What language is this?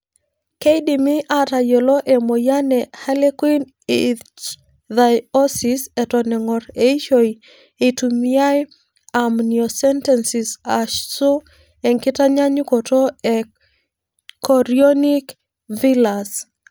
Masai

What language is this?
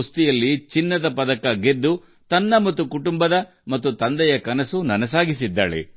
Kannada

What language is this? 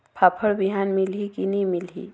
Chhattisgarhi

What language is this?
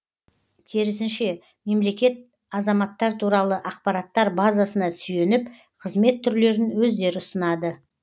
Kazakh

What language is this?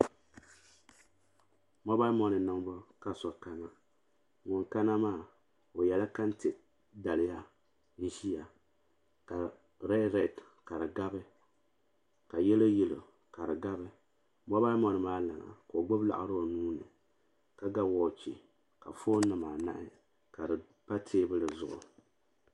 Dagbani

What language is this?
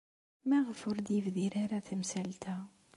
Kabyle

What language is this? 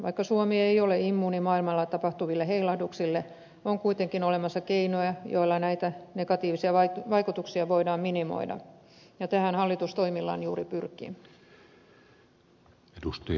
Finnish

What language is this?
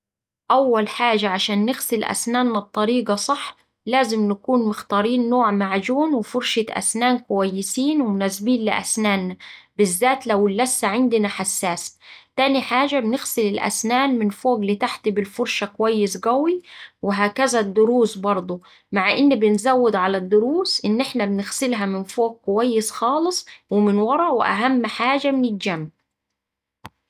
Saidi Arabic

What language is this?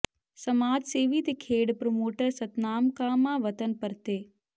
Punjabi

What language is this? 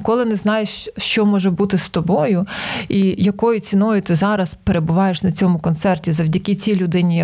Ukrainian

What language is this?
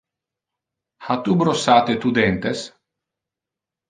Interlingua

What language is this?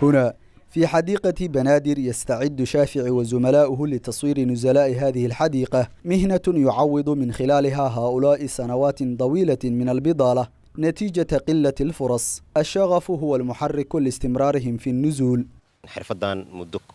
Arabic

